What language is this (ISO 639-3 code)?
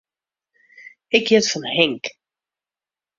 fry